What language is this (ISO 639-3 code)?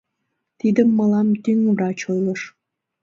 chm